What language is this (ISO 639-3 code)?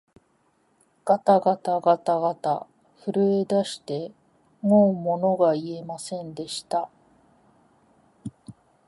jpn